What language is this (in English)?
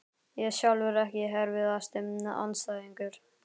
Icelandic